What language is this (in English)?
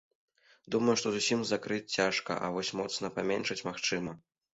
Belarusian